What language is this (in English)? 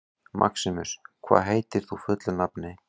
Icelandic